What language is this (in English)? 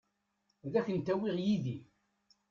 Kabyle